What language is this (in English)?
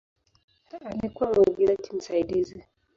Swahili